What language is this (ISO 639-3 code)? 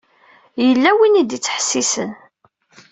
kab